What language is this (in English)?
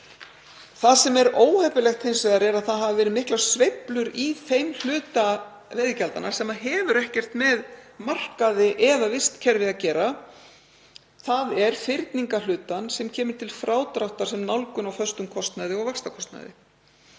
Icelandic